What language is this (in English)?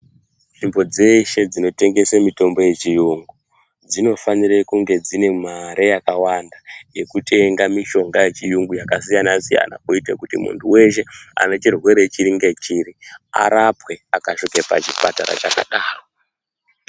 Ndau